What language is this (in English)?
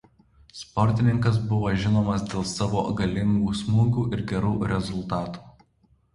Lithuanian